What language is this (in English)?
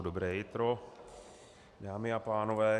Czech